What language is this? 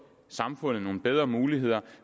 Danish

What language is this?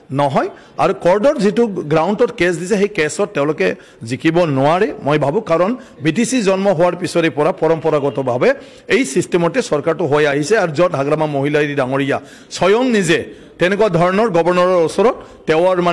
Bangla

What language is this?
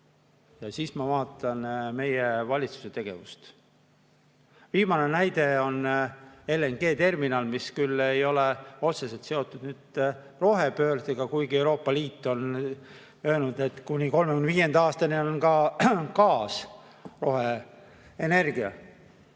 Estonian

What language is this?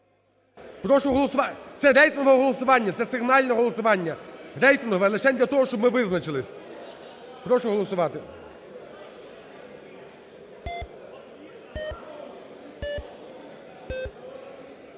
Ukrainian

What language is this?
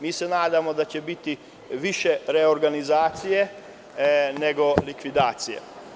Serbian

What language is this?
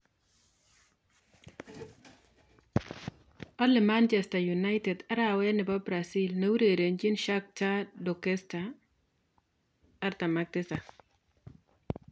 Kalenjin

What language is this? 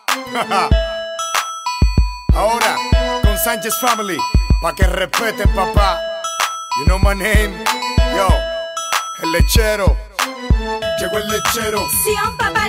Romanian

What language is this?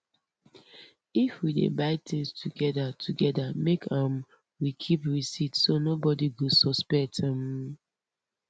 Nigerian Pidgin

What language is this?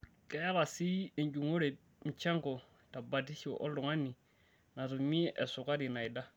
Masai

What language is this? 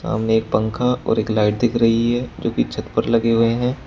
Hindi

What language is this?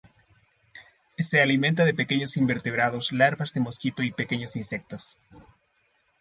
Spanish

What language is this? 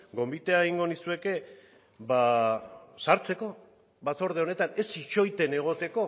Basque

